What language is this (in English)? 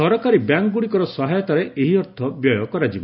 Odia